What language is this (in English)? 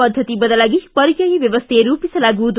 Kannada